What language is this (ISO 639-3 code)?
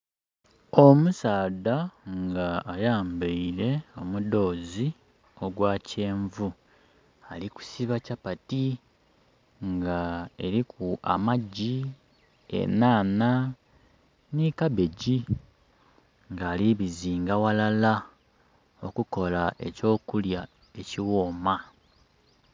xog